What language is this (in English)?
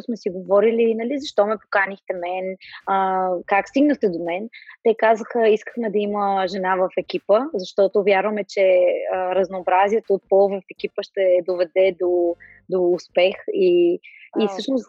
Bulgarian